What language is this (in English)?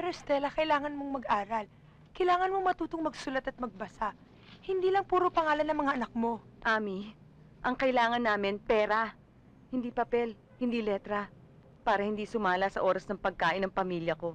Filipino